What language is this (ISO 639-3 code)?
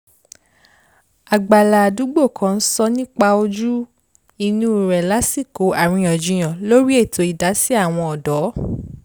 yor